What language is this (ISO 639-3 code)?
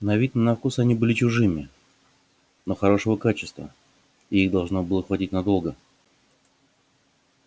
rus